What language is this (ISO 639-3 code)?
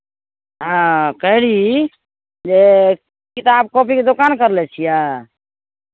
mai